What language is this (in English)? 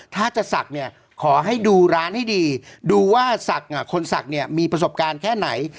Thai